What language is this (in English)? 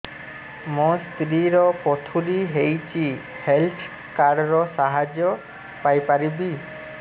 Odia